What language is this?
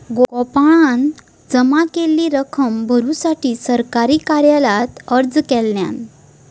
Marathi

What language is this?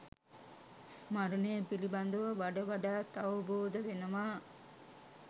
Sinhala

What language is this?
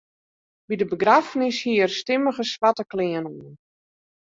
Western Frisian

